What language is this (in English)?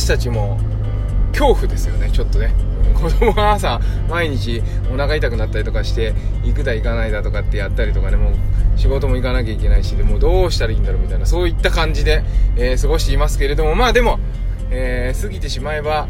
Japanese